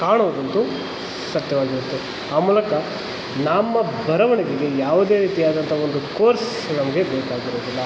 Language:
Kannada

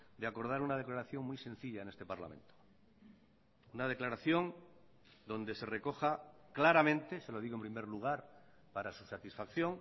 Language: Spanish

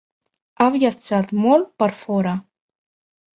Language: Catalan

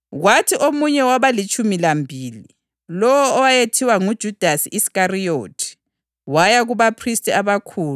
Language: North Ndebele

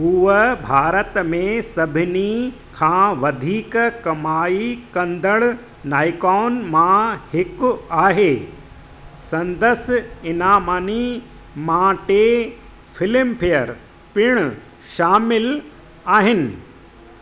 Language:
Sindhi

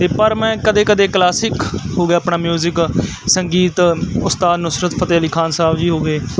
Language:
Punjabi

